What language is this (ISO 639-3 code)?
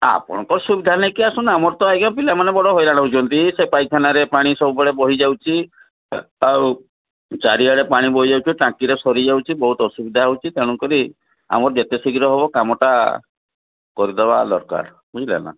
ori